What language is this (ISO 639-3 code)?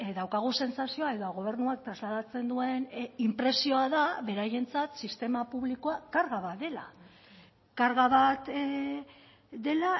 eus